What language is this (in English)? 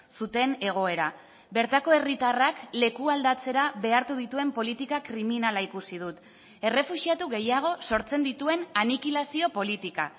Basque